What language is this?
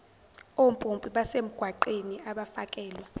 Zulu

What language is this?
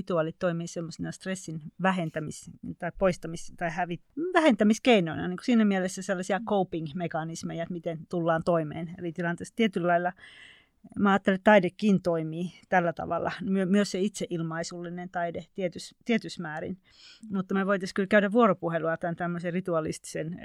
Finnish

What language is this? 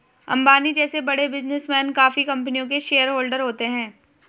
Hindi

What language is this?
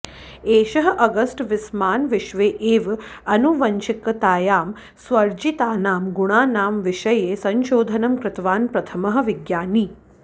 Sanskrit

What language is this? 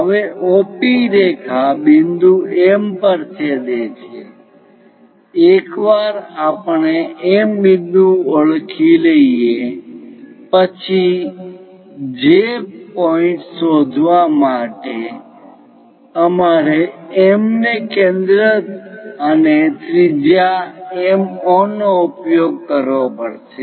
Gujarati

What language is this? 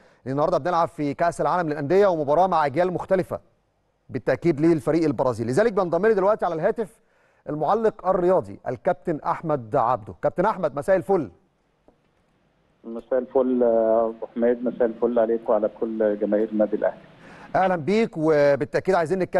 Arabic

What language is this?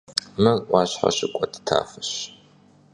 Kabardian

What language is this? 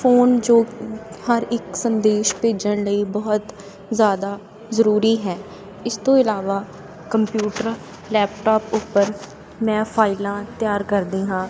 Punjabi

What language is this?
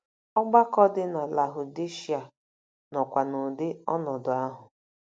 Igbo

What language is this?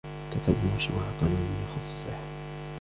Arabic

